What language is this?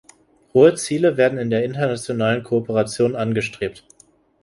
German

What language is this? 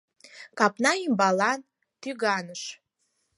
Mari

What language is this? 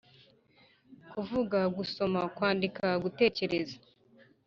Kinyarwanda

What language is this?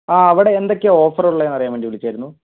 Malayalam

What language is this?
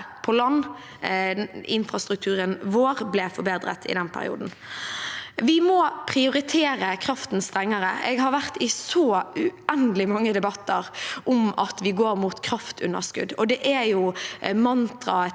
Norwegian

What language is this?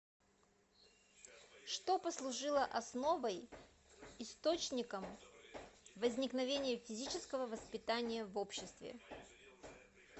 Russian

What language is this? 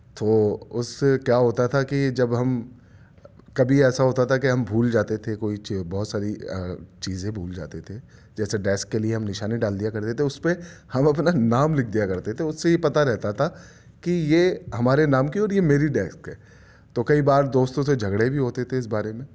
Urdu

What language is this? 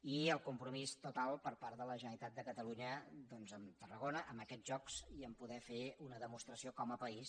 Catalan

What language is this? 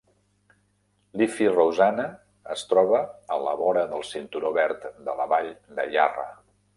Catalan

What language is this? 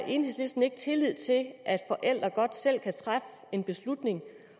Danish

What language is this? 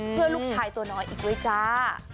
Thai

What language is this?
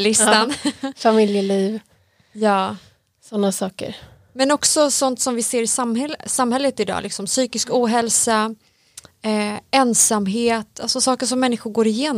Swedish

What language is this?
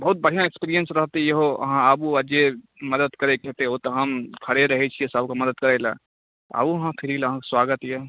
Maithili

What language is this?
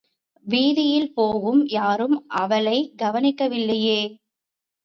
Tamil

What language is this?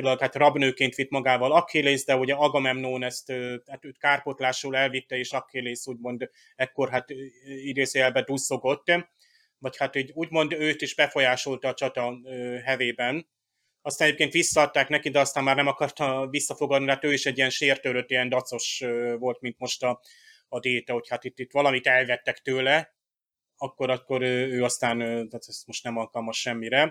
Hungarian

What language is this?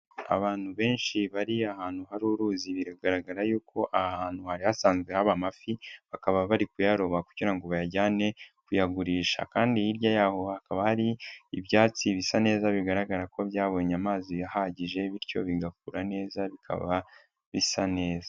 Kinyarwanda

